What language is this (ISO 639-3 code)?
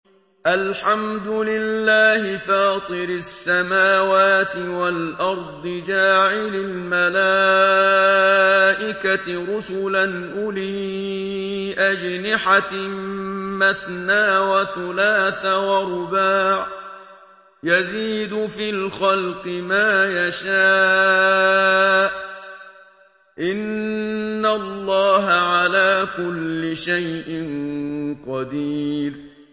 ara